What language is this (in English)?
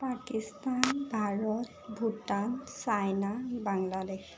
Assamese